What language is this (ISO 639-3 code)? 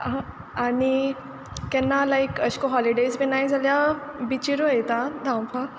kok